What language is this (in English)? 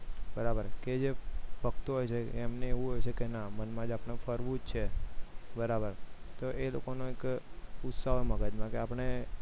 Gujarati